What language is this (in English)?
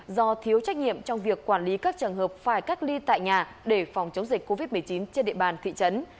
Vietnamese